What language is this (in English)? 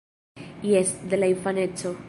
Esperanto